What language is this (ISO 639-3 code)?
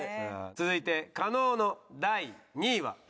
jpn